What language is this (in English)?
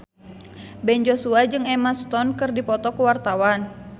Sundanese